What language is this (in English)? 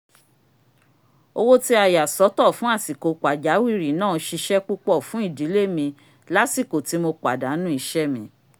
Yoruba